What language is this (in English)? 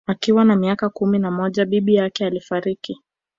Swahili